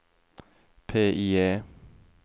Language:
Norwegian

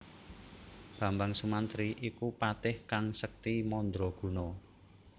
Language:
Javanese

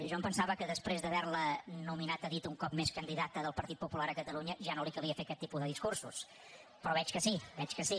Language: Catalan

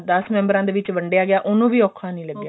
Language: Punjabi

